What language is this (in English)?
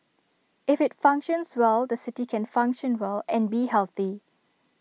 English